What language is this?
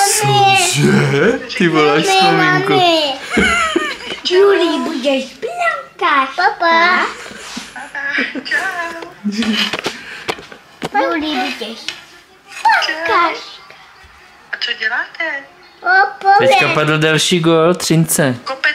Czech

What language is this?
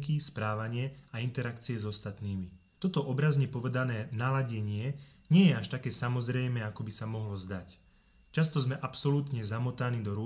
Slovak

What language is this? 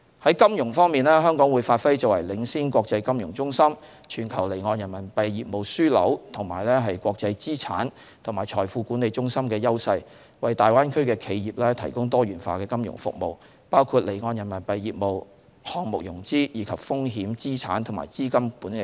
Cantonese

